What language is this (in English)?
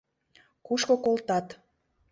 Mari